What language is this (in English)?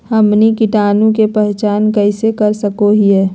Magahi